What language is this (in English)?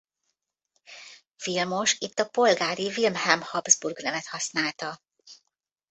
Hungarian